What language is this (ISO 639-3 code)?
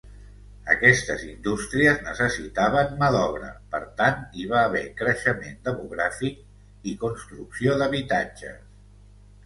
cat